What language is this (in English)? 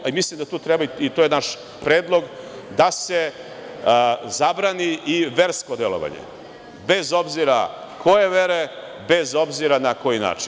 Serbian